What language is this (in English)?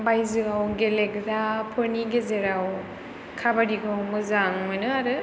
Bodo